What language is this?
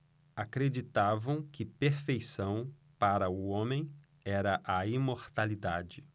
Portuguese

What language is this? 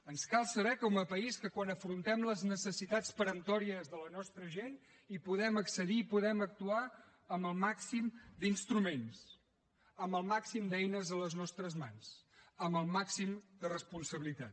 Catalan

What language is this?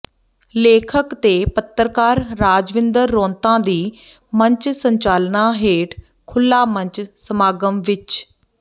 Punjabi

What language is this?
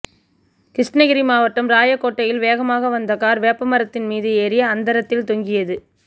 Tamil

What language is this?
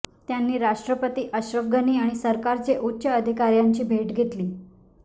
Marathi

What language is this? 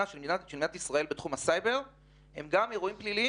Hebrew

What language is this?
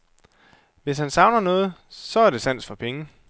Danish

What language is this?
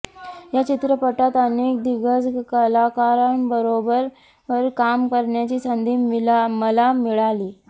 Marathi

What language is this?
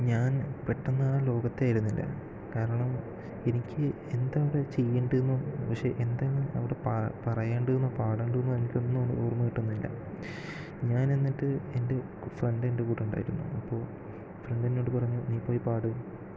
Malayalam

